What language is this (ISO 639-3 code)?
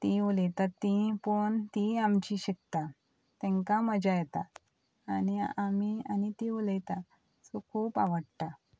kok